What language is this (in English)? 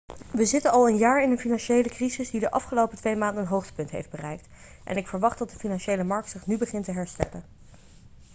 Dutch